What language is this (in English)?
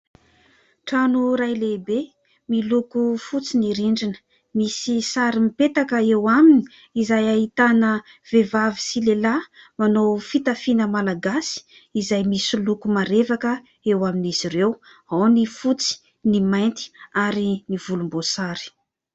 Malagasy